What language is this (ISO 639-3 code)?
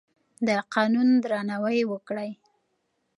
pus